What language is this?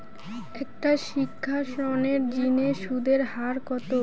Bangla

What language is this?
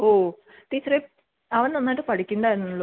Malayalam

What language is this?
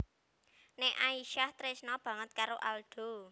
Javanese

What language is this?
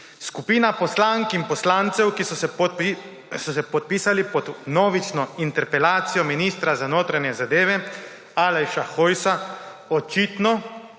Slovenian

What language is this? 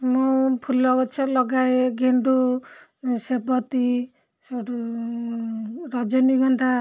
Odia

